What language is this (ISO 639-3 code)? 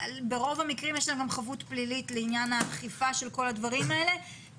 heb